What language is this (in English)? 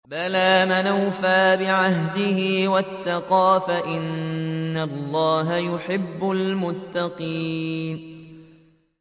Arabic